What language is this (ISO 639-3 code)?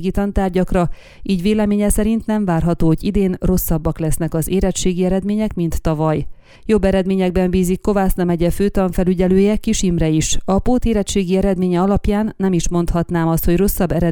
hun